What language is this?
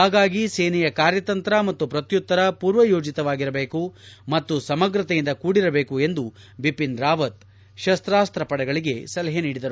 Kannada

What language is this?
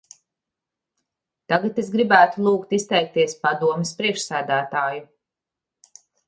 Latvian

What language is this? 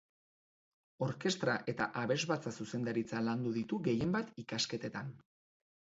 Basque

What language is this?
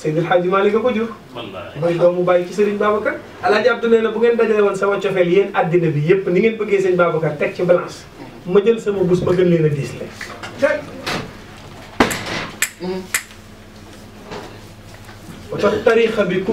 Arabic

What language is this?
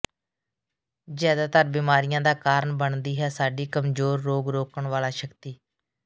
Punjabi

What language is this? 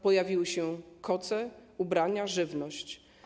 Polish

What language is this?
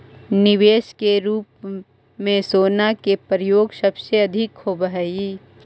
Magahi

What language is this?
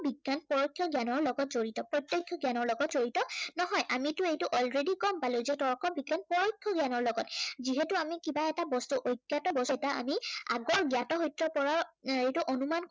Assamese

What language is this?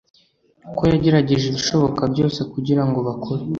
Kinyarwanda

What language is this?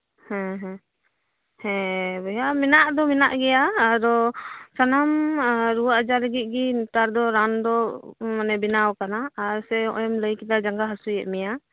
Santali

